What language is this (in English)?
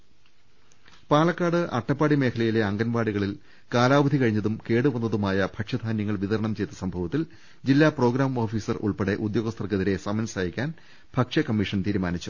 Malayalam